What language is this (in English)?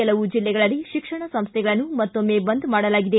Kannada